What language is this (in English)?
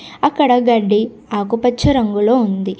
Telugu